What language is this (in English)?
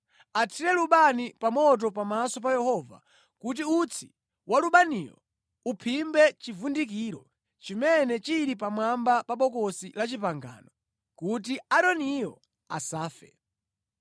Nyanja